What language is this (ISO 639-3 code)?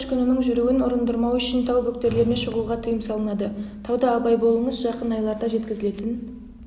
kaz